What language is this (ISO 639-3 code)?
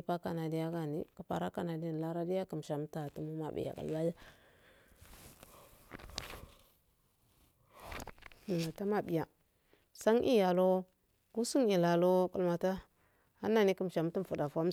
aal